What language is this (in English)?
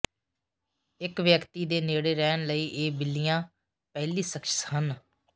Punjabi